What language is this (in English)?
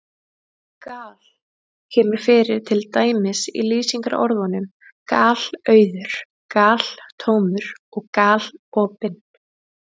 Icelandic